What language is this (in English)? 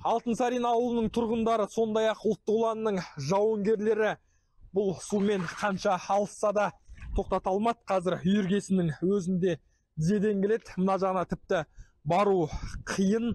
Turkish